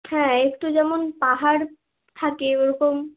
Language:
Bangla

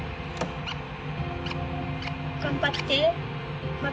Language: Japanese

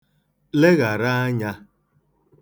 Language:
Igbo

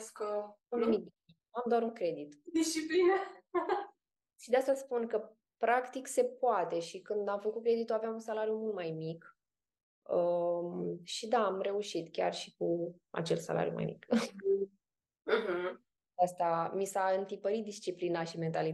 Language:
Romanian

